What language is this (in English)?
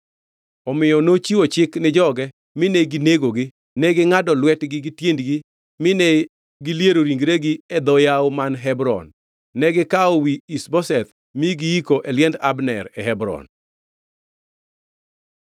Luo (Kenya and Tanzania)